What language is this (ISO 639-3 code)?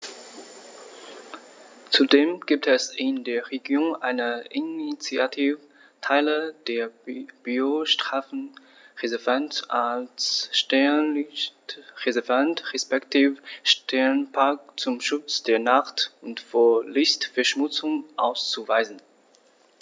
deu